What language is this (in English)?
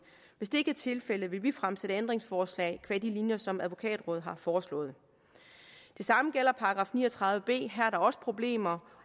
Danish